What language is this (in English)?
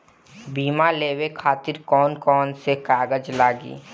Bhojpuri